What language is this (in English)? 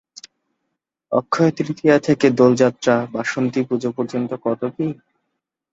Bangla